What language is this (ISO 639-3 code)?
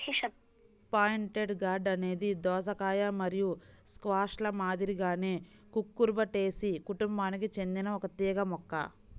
tel